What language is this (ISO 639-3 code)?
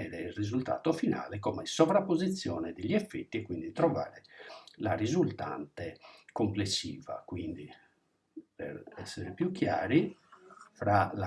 ita